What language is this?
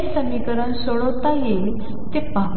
Marathi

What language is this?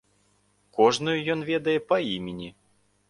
Belarusian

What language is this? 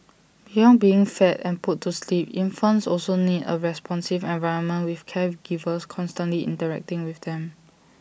English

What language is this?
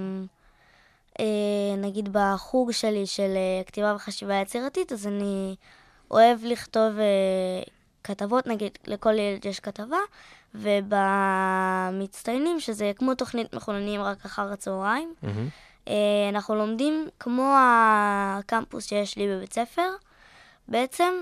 Hebrew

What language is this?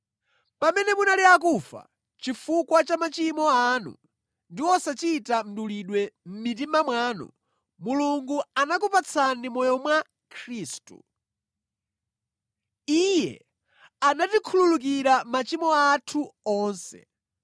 Nyanja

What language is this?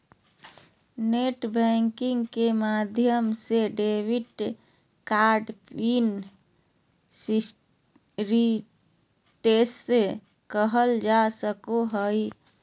Magahi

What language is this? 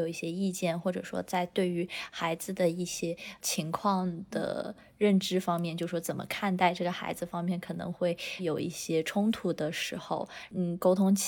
Chinese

